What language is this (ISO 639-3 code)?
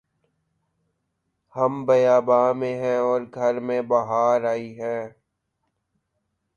urd